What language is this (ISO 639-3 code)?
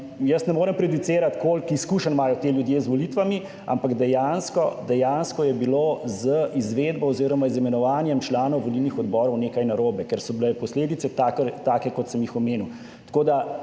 slv